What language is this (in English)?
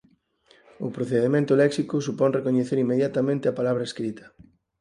Galician